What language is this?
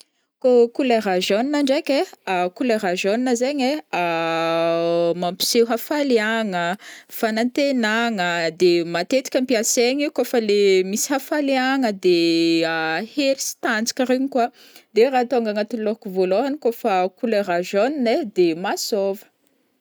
Northern Betsimisaraka Malagasy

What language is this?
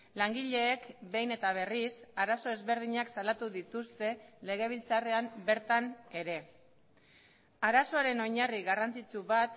Basque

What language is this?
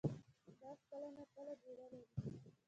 Pashto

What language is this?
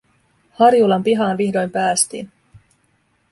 Finnish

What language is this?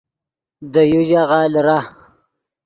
Yidgha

